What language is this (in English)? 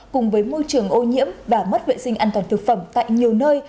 Vietnamese